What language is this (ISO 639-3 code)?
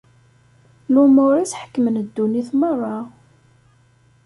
kab